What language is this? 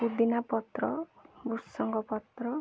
Odia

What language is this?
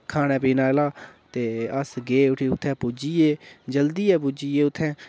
Dogri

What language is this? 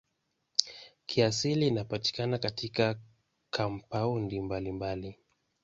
Swahili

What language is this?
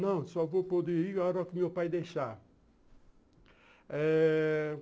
Portuguese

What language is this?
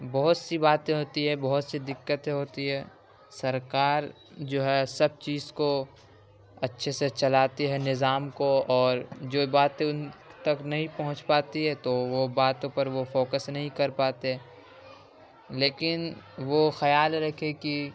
Urdu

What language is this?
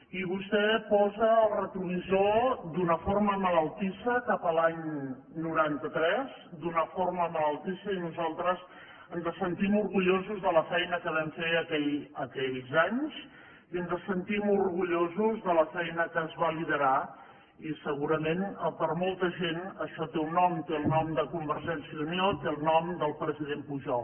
Catalan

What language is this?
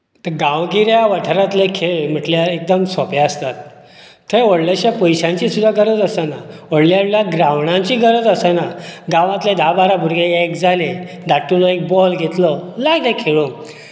Konkani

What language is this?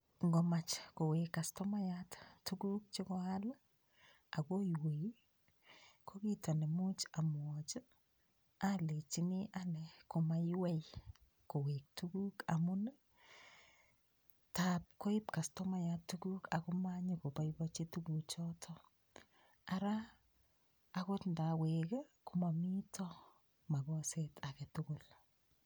Kalenjin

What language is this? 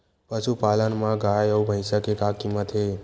Chhattisgarhi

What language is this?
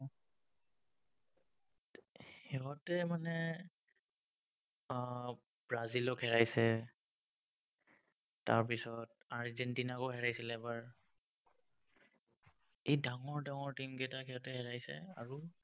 Assamese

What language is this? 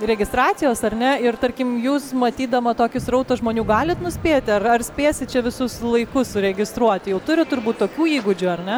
Lithuanian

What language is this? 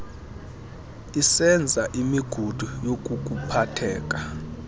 Xhosa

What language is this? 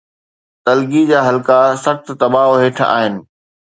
Sindhi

